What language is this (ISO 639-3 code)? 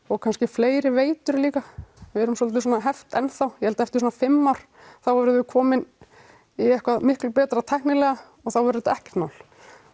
isl